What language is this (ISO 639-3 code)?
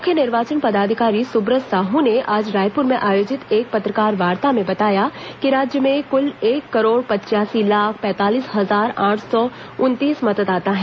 hin